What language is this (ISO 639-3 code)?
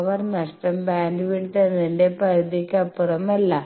mal